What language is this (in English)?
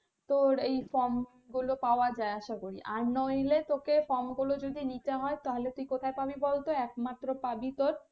Bangla